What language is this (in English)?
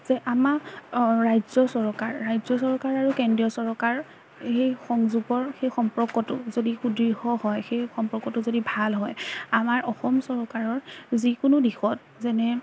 Assamese